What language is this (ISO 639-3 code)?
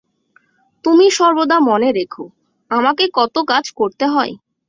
ben